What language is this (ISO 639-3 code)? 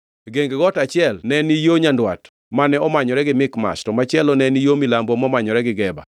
luo